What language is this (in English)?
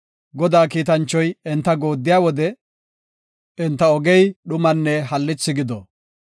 Gofa